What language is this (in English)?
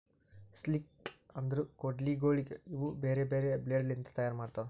Kannada